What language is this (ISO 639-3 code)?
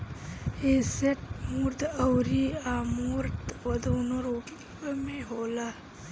bho